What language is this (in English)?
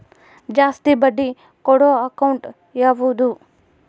Kannada